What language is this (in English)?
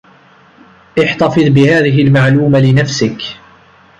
Arabic